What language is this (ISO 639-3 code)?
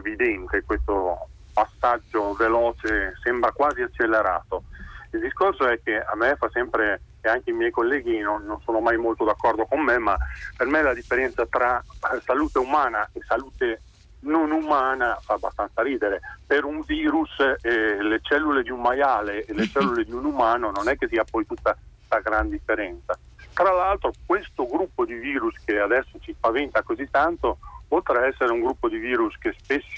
ita